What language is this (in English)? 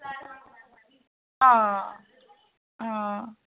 Dogri